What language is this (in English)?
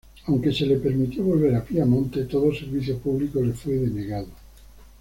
Spanish